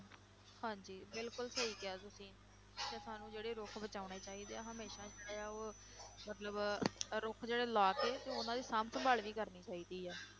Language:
Punjabi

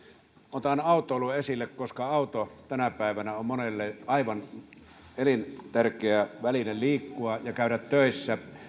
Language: Finnish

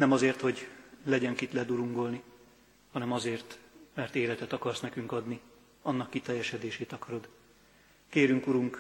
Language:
Hungarian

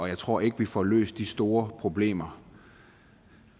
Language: Danish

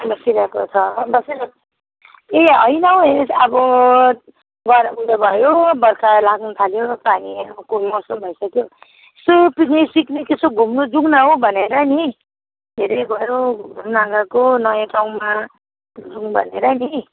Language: Nepali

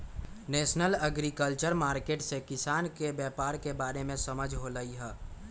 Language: Magahi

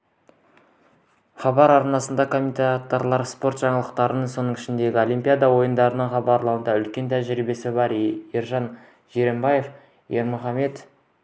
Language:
Kazakh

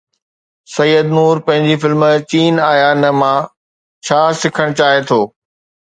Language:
Sindhi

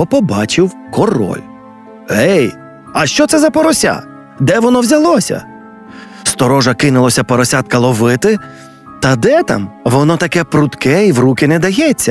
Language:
Ukrainian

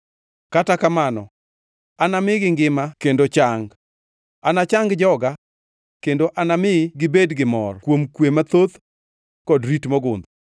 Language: Luo (Kenya and Tanzania)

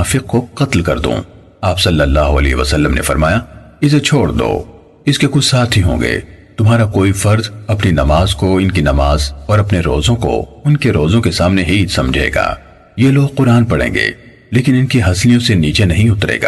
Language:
Urdu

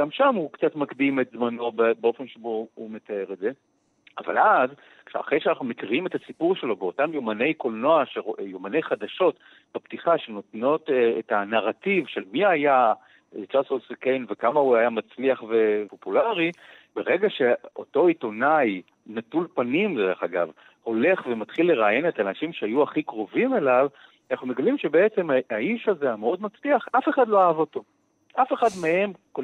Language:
Hebrew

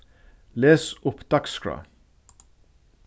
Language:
Faroese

